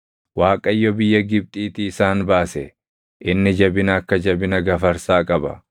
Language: Oromo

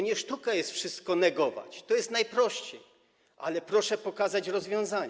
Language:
Polish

